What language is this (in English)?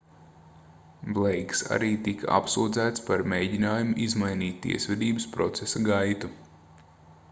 Latvian